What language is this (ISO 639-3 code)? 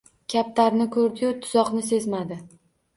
uzb